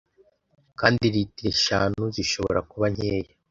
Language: Kinyarwanda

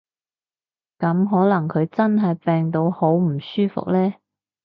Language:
Cantonese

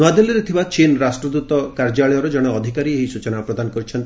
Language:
Odia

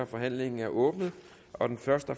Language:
Danish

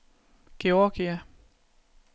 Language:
Danish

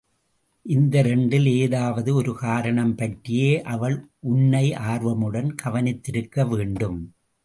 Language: Tamil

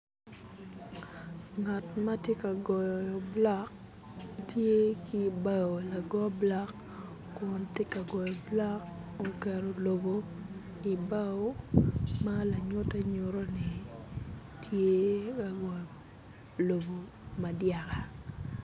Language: Acoli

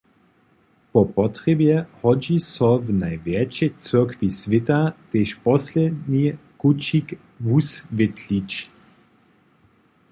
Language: Upper Sorbian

